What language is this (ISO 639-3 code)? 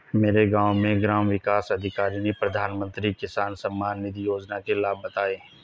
hin